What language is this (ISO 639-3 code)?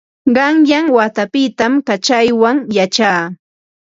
qva